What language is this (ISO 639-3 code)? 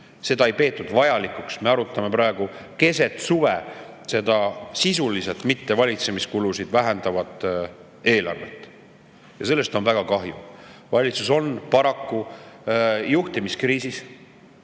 est